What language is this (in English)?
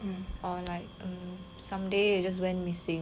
English